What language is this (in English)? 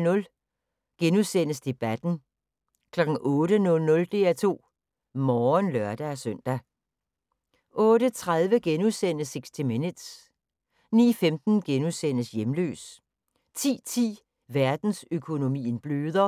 Danish